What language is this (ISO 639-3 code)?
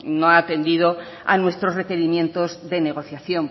spa